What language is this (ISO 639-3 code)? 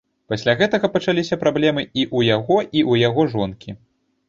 bel